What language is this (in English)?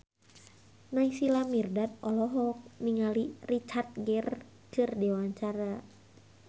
Sundanese